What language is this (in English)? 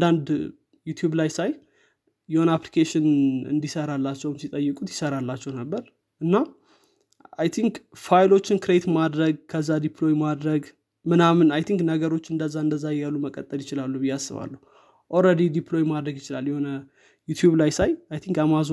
Amharic